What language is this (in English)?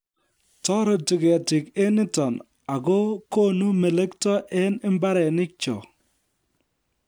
Kalenjin